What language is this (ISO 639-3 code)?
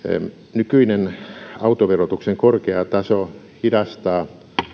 fin